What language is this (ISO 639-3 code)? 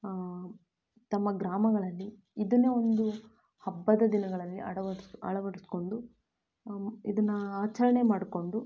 kan